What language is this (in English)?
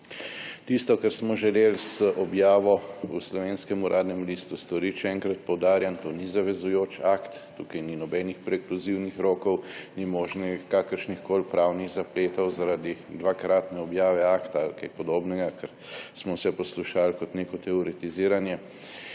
Slovenian